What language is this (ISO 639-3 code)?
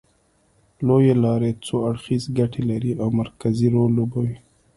pus